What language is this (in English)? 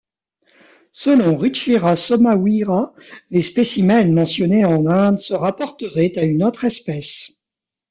French